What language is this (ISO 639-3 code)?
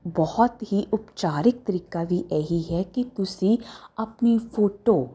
pan